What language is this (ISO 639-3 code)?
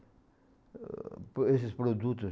por